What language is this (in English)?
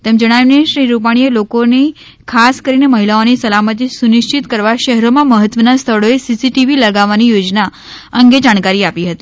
Gujarati